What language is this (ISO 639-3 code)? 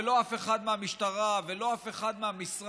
heb